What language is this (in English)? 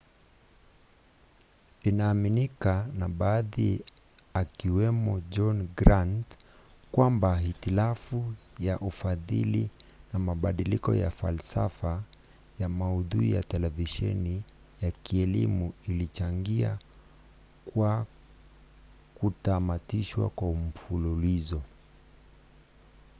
Swahili